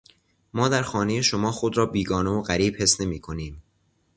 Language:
Persian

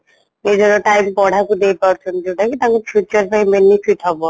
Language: Odia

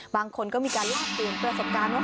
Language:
Thai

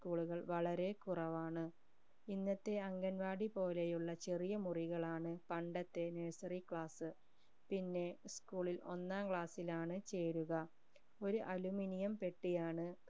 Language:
Malayalam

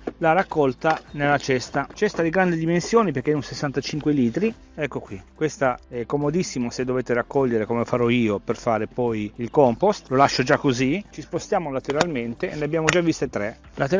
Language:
Italian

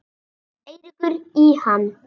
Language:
Icelandic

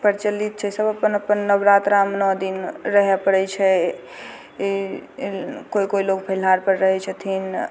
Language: Maithili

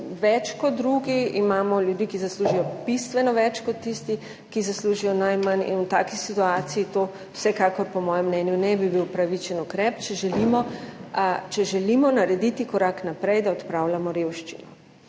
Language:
Slovenian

